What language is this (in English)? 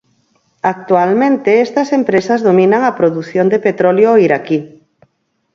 Galician